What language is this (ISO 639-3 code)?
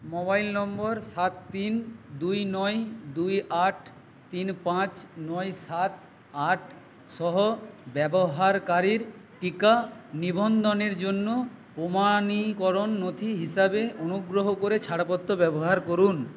ben